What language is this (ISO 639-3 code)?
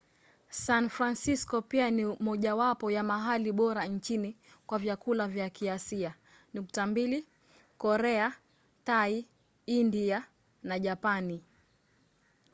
swa